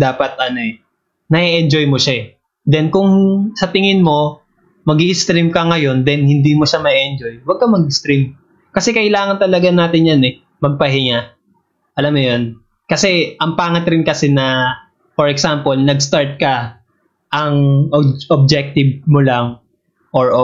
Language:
Filipino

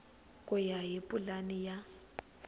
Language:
Tsonga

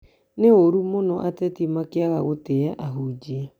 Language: Kikuyu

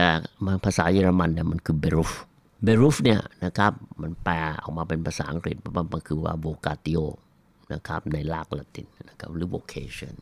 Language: Thai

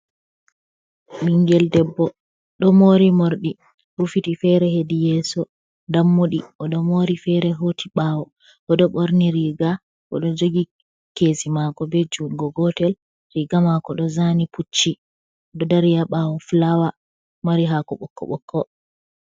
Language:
Fula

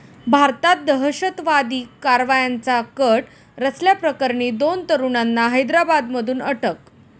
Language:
Marathi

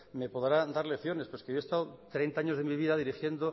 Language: Spanish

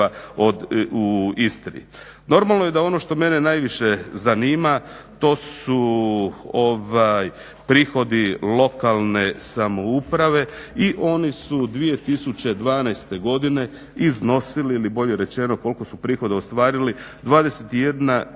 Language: Croatian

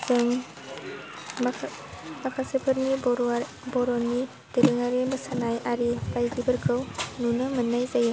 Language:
Bodo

